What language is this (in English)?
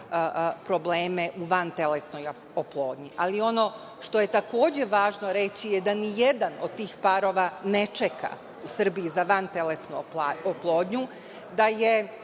Serbian